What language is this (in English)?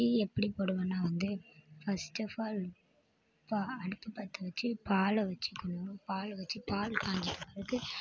Tamil